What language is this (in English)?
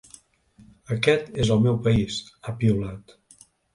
Catalan